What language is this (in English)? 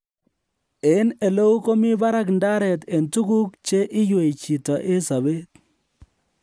Kalenjin